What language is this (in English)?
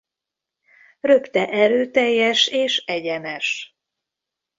Hungarian